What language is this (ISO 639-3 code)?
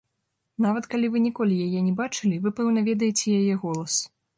bel